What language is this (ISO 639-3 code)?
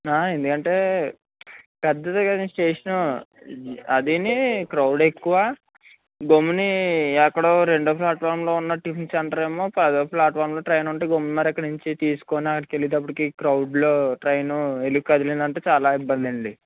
tel